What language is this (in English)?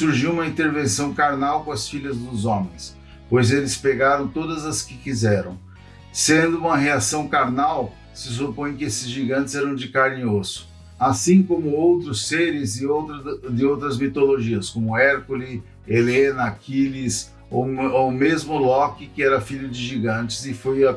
Portuguese